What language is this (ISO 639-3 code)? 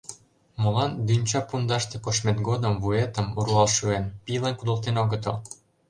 chm